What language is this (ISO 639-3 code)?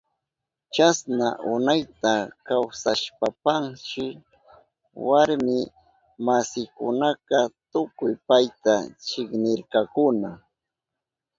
qup